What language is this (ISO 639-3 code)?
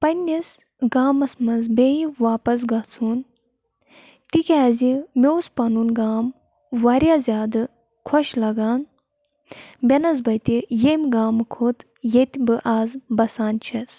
kas